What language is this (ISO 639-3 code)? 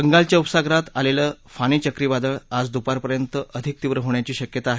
mar